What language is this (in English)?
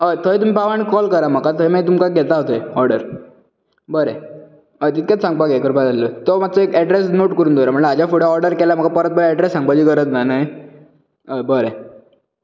Konkani